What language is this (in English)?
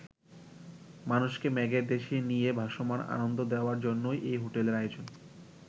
Bangla